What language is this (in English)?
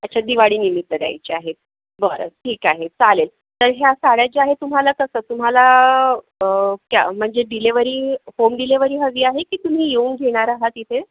Marathi